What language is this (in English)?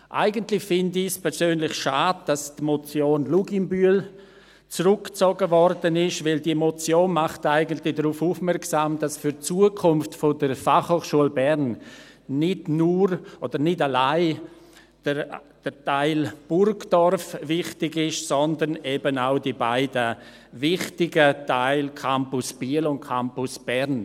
Swiss German